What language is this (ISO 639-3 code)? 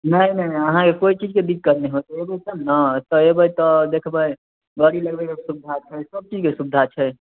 mai